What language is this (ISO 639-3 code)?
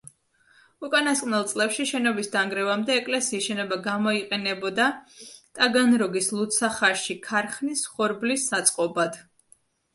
kat